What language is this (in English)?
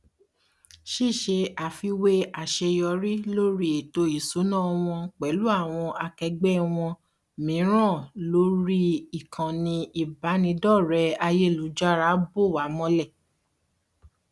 Yoruba